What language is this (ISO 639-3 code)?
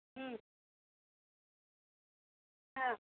urd